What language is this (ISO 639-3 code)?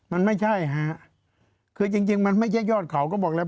tha